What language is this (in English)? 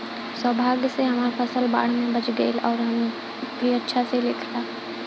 Bhojpuri